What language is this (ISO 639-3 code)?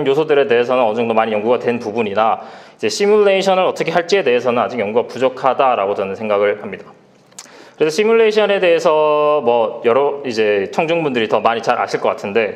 kor